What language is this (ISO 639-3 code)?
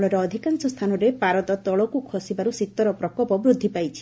ori